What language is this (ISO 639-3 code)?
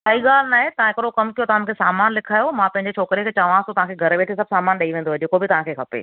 snd